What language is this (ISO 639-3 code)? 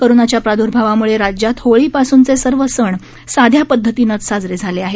mar